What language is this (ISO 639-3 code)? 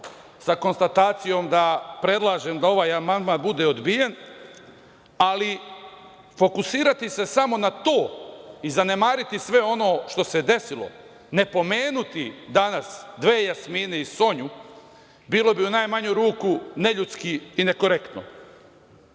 srp